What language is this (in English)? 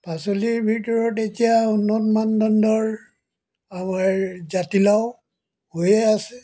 Assamese